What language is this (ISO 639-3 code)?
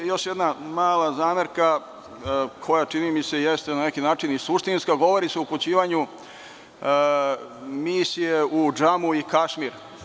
srp